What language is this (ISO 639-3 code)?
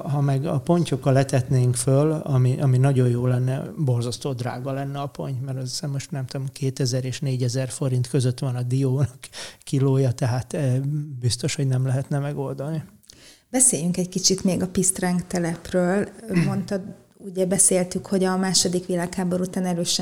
hun